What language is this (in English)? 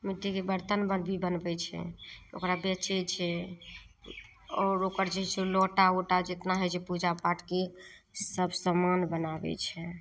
Maithili